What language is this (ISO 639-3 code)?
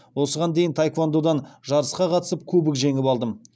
kaz